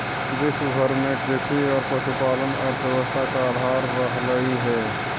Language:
Magahi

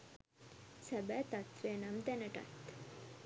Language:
Sinhala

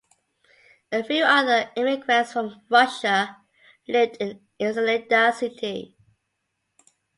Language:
English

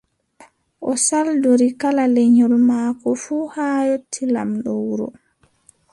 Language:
Adamawa Fulfulde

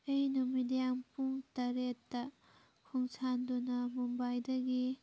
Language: Manipuri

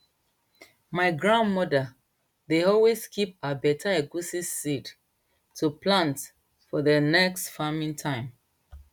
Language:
Nigerian Pidgin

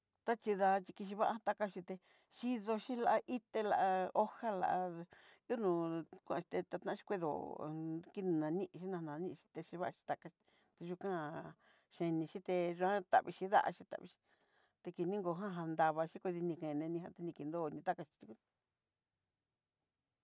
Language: Southeastern Nochixtlán Mixtec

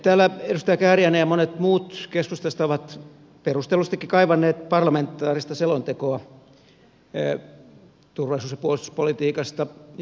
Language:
Finnish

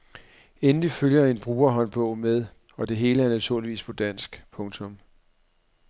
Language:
Danish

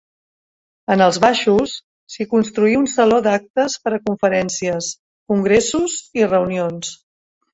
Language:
Catalan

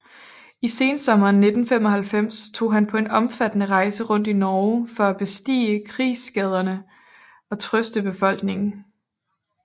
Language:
Danish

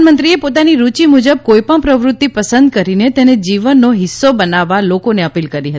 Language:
Gujarati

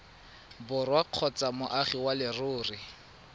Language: Tswana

